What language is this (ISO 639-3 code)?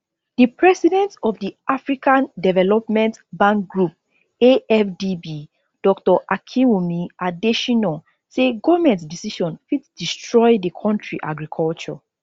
pcm